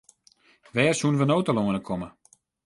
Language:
Western Frisian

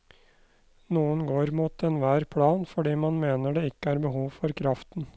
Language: Norwegian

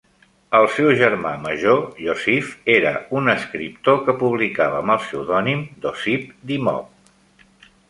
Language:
Catalan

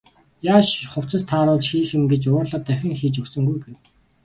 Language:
Mongolian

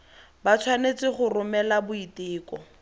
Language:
Tswana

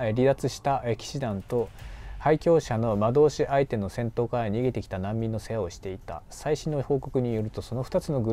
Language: Japanese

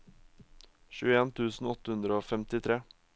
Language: Norwegian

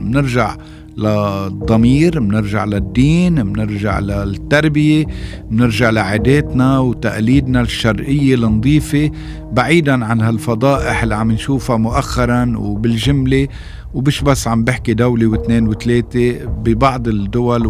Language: Arabic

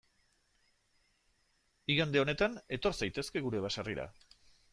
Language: Basque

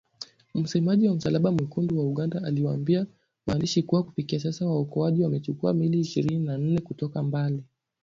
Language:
Swahili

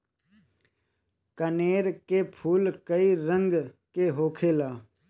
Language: Bhojpuri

